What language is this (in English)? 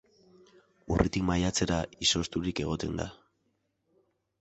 Basque